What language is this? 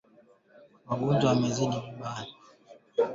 Swahili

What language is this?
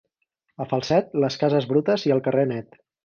Catalan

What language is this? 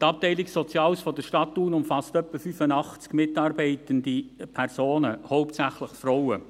Swiss German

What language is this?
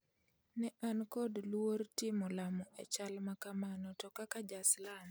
Luo (Kenya and Tanzania)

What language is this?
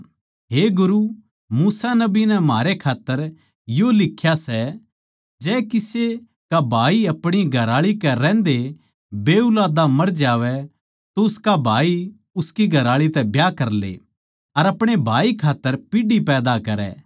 Haryanvi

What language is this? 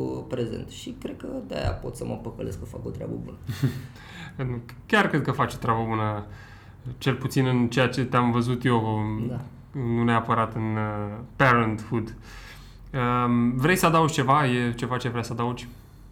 Romanian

